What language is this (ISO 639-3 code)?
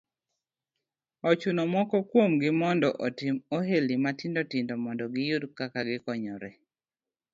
luo